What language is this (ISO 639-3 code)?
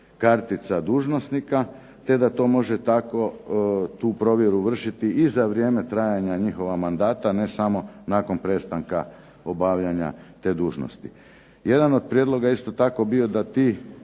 hrv